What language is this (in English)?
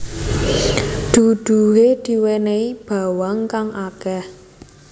Javanese